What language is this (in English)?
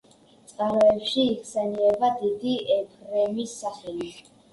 Georgian